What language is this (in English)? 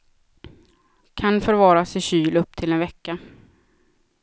Swedish